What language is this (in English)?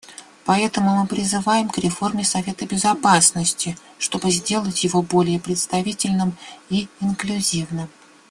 Russian